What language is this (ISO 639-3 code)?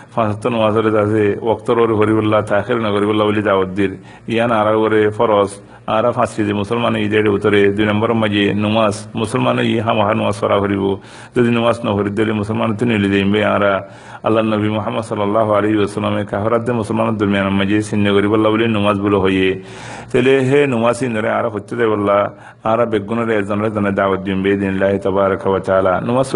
ara